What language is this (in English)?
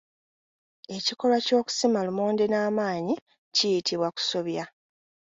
Ganda